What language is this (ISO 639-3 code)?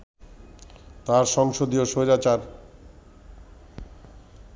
ben